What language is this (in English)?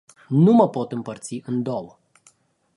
Romanian